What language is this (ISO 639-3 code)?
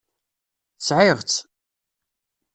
kab